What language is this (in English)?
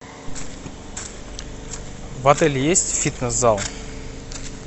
Russian